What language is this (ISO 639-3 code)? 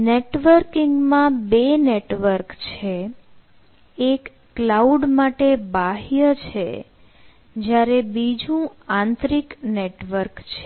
guj